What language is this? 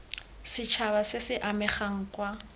Tswana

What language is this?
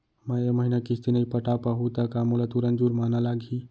Chhattisgarhi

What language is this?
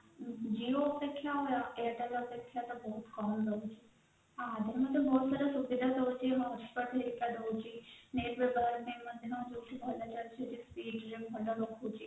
Odia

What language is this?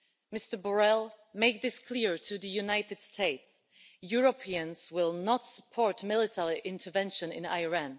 English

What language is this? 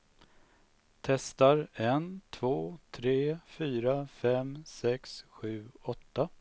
Swedish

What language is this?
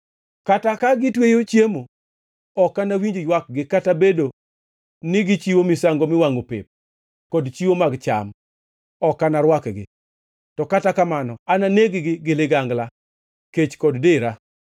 Luo (Kenya and Tanzania)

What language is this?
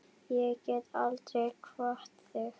Icelandic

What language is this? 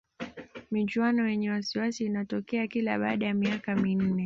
Swahili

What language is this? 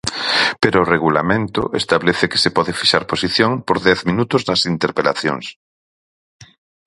Galician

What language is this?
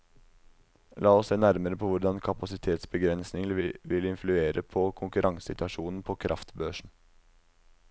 Norwegian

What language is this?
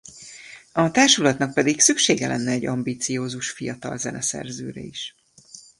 Hungarian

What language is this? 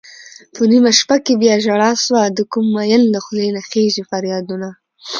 Pashto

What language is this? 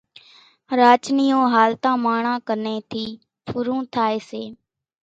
Kachi Koli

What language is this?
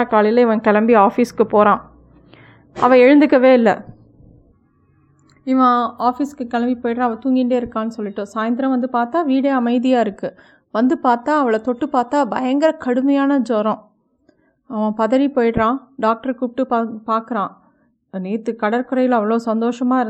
Tamil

